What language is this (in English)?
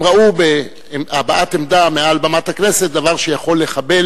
Hebrew